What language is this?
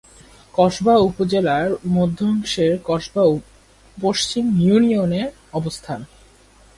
Bangla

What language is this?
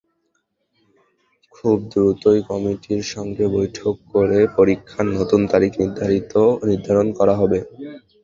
Bangla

